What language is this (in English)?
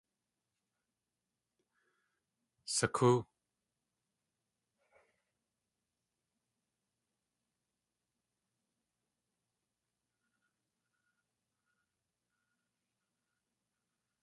Tlingit